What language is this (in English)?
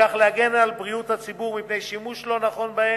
Hebrew